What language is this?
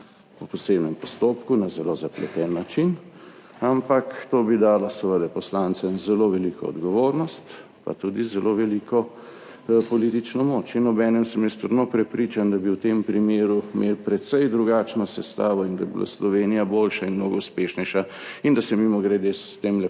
Slovenian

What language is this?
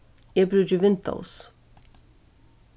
Faroese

